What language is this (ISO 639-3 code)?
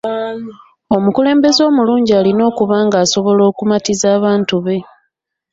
lug